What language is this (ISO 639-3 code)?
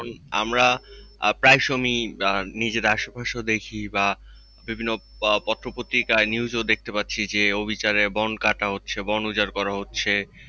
ben